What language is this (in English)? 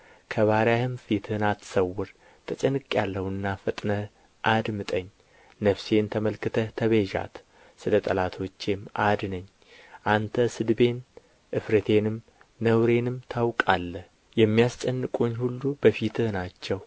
Amharic